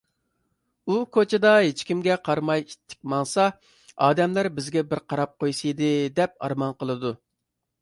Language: Uyghur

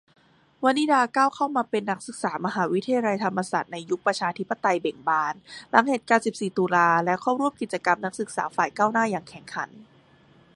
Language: Thai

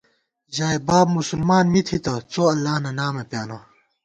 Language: Gawar-Bati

